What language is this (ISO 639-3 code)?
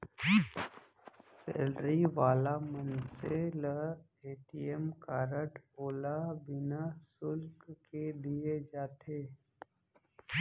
hne